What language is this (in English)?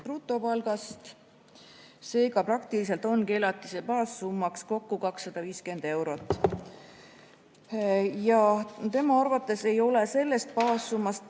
Estonian